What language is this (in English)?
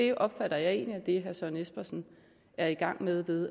Danish